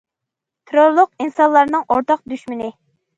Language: Uyghur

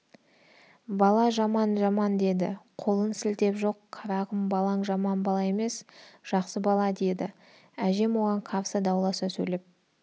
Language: Kazakh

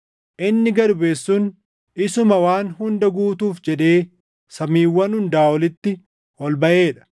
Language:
Oromo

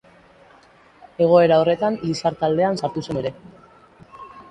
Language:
Basque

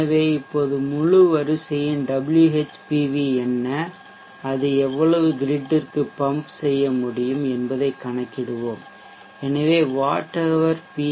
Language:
Tamil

